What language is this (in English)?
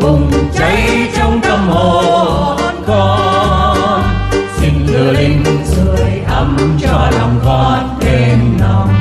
Thai